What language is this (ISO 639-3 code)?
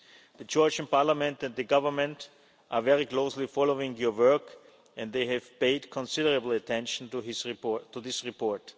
eng